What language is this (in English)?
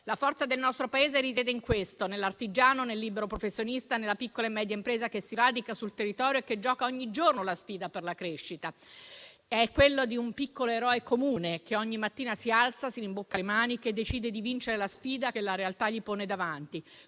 Italian